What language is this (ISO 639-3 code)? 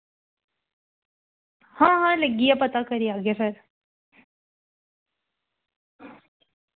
doi